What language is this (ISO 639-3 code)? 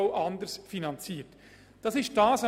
gsw